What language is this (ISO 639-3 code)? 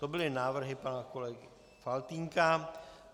ces